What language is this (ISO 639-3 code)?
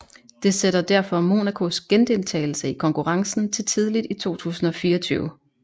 dan